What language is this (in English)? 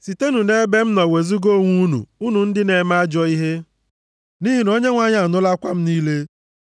Igbo